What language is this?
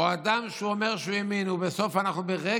Hebrew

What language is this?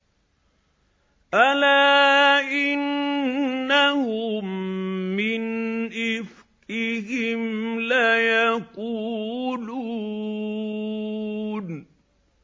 Arabic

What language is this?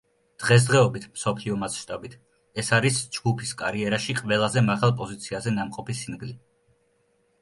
Georgian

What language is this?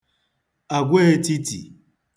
Igbo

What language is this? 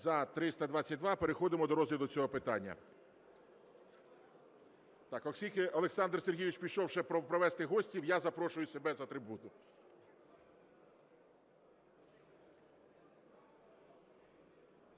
Ukrainian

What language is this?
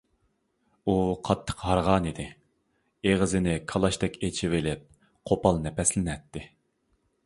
Uyghur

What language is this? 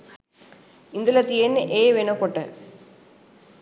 Sinhala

